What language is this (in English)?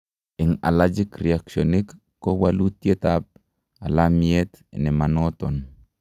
Kalenjin